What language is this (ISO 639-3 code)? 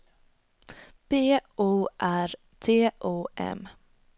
swe